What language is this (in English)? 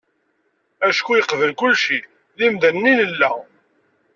Kabyle